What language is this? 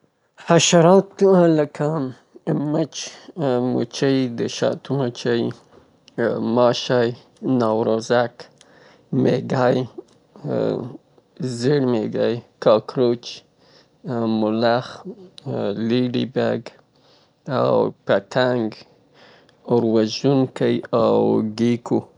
Southern Pashto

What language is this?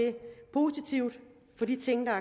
Danish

